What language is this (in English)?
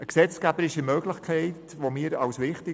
Swiss German